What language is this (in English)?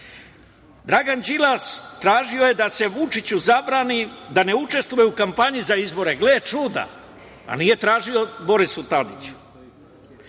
Serbian